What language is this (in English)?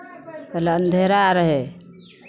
Maithili